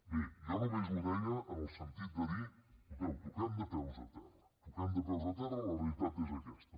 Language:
Catalan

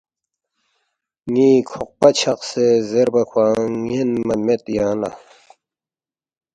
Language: Balti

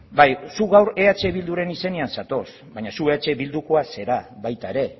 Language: Basque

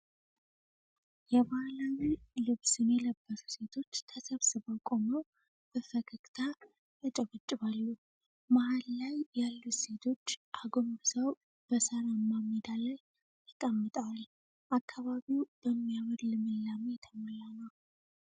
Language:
Amharic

